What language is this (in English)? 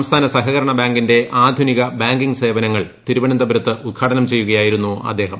Malayalam